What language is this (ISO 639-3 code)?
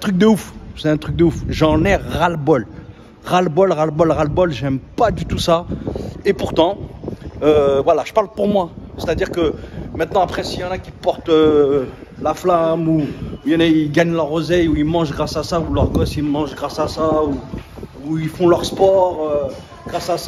fra